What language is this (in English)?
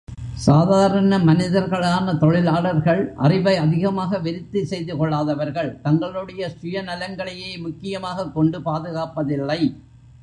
Tamil